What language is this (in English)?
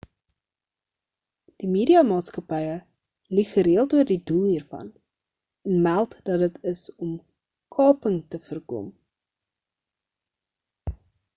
Afrikaans